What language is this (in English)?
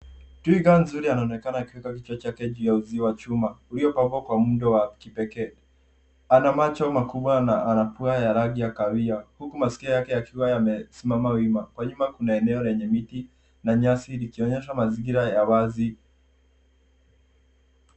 Swahili